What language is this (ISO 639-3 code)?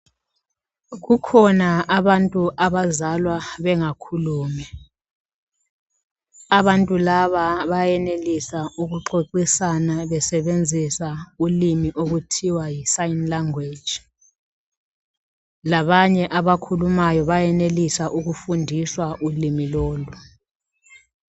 nde